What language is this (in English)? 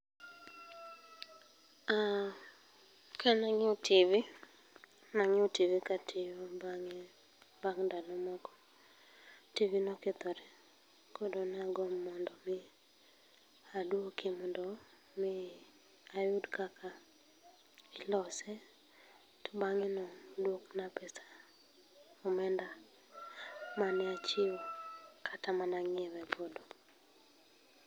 Luo (Kenya and Tanzania)